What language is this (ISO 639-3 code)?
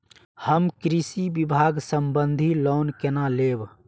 mai